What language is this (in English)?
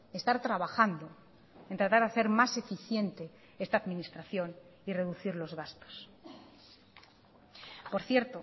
Spanish